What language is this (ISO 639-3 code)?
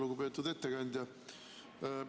est